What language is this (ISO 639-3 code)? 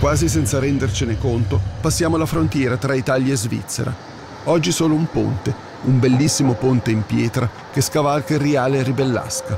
ita